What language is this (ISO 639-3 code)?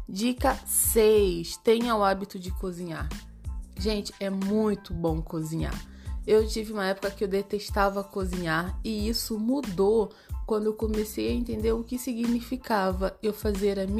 por